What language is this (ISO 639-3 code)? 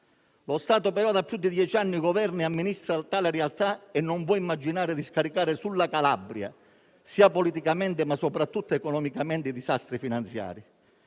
ita